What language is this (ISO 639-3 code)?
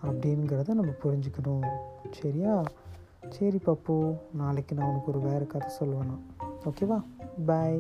tam